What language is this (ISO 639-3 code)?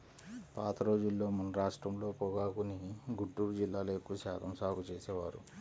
tel